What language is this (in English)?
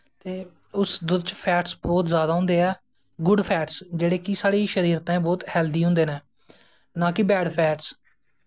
Dogri